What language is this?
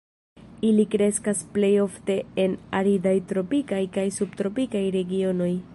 Esperanto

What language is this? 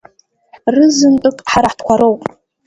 Abkhazian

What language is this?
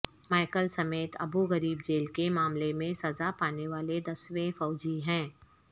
Urdu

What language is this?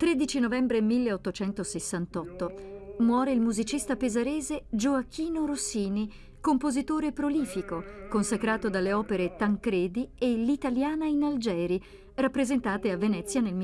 Italian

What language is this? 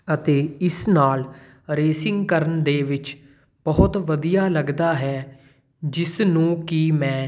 Punjabi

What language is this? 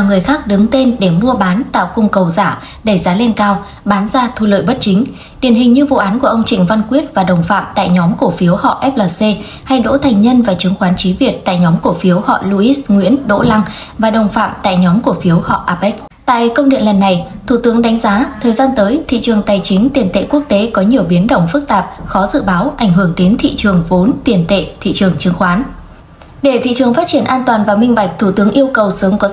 Vietnamese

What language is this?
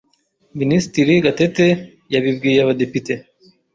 Kinyarwanda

